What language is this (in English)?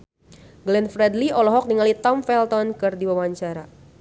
Sundanese